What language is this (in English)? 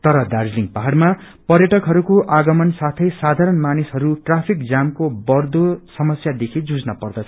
Nepali